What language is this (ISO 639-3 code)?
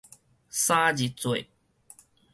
nan